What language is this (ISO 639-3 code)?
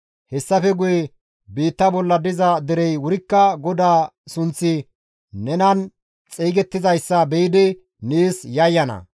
gmv